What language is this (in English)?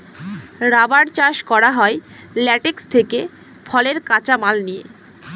Bangla